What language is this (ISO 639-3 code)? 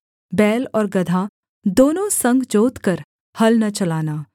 hin